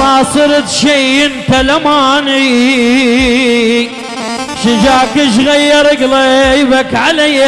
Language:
Arabic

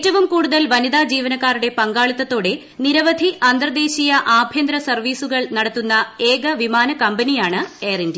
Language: Malayalam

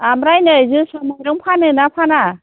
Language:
Bodo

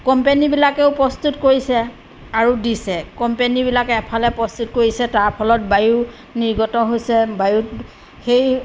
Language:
Assamese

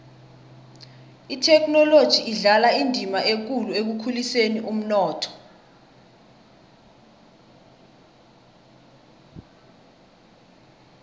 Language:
South Ndebele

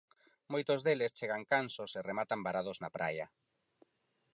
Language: Galician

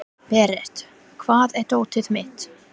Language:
Icelandic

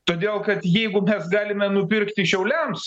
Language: Lithuanian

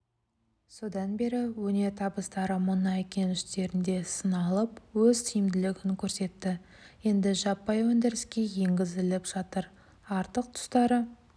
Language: Kazakh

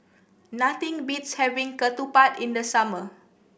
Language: English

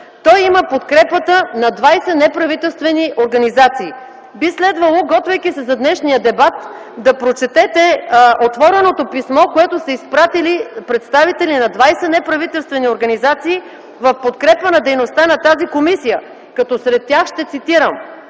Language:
Bulgarian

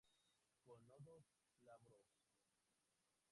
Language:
Spanish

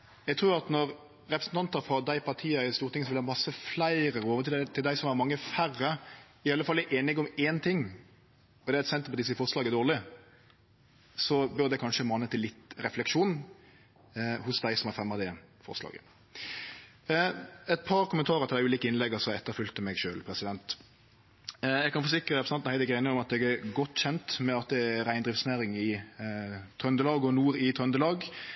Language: Norwegian Nynorsk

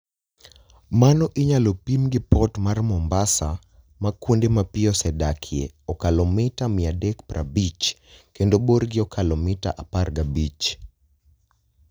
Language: Luo (Kenya and Tanzania)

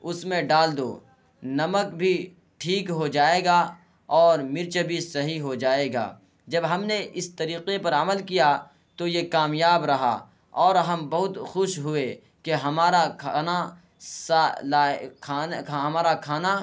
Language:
Urdu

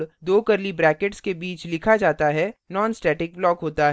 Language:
Hindi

